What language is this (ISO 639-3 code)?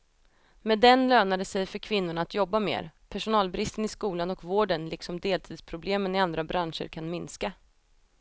swe